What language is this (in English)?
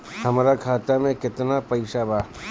Bhojpuri